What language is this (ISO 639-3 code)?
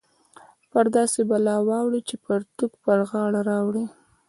pus